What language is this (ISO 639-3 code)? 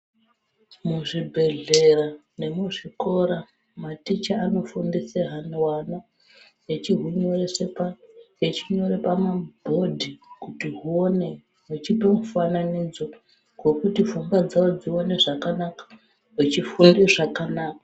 ndc